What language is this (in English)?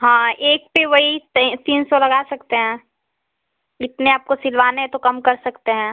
Hindi